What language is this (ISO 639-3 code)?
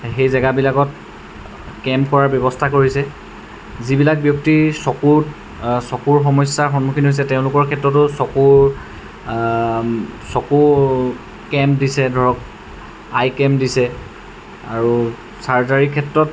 asm